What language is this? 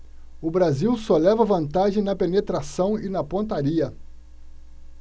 Portuguese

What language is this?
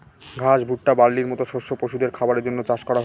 Bangla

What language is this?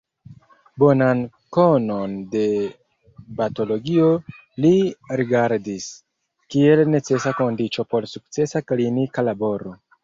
Esperanto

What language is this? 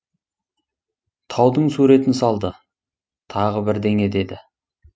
Kazakh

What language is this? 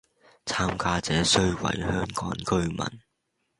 Cantonese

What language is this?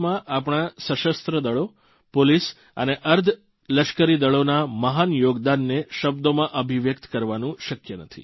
Gujarati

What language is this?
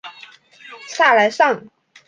Chinese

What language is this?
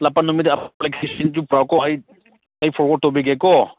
Manipuri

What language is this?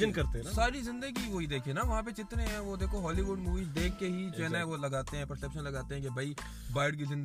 Urdu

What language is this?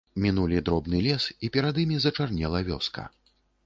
Belarusian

